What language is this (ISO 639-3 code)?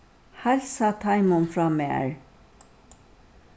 fao